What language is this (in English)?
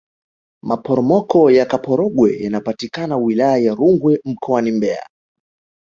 Swahili